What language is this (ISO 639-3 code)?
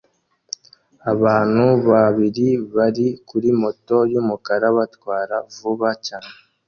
kin